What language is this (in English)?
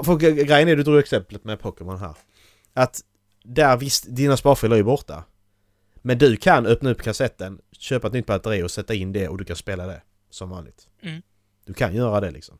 Swedish